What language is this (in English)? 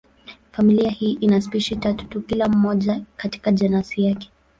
Swahili